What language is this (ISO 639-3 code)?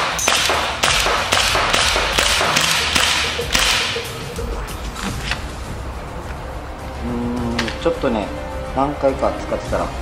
jpn